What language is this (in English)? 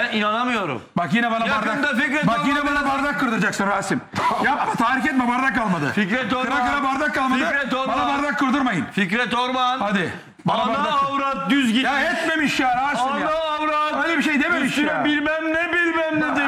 Turkish